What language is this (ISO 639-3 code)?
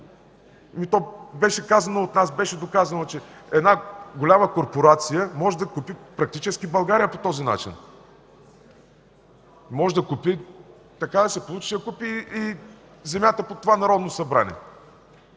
bul